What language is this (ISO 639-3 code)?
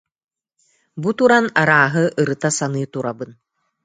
sah